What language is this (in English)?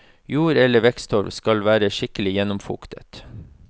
Norwegian